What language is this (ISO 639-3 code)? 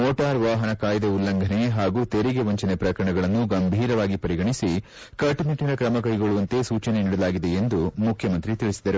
kan